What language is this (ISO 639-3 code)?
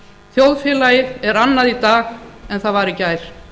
isl